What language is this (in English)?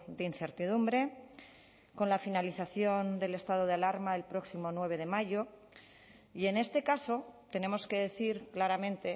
Spanish